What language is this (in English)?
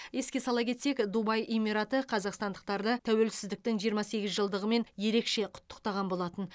Kazakh